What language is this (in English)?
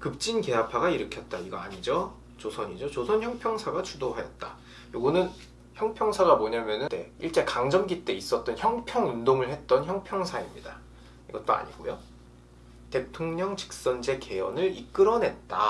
Korean